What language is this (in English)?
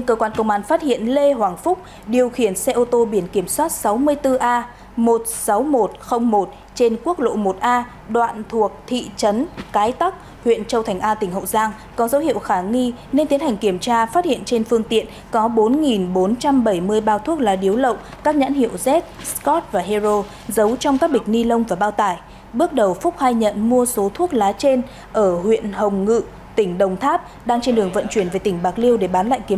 Vietnamese